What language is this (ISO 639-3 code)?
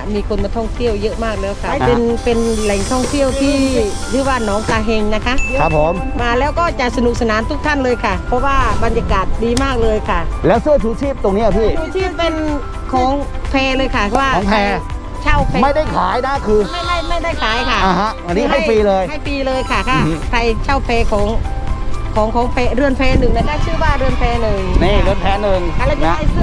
tha